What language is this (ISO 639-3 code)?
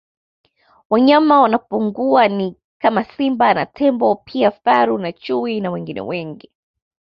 swa